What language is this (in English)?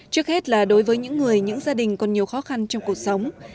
Vietnamese